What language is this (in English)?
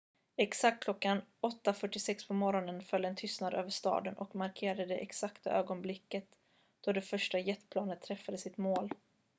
Swedish